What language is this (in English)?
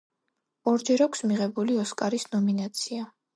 Georgian